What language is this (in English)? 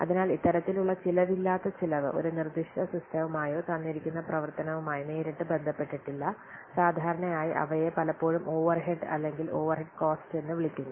Malayalam